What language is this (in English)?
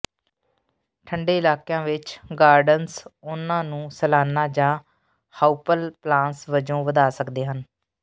Punjabi